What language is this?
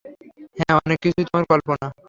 Bangla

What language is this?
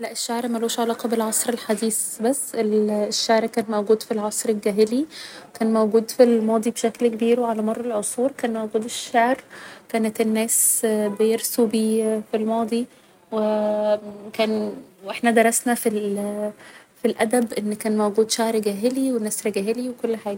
Egyptian Arabic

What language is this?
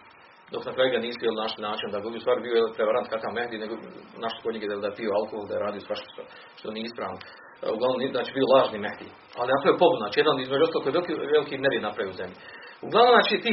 Croatian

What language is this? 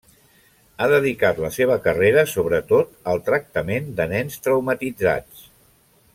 Catalan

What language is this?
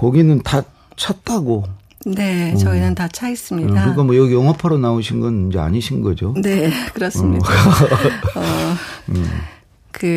Korean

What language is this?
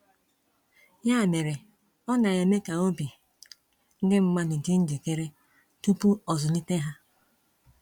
Igbo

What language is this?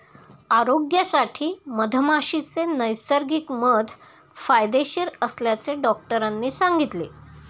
Marathi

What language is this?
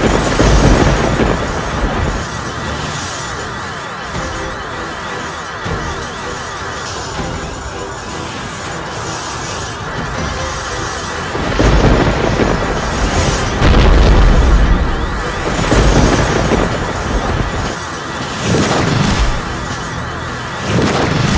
Indonesian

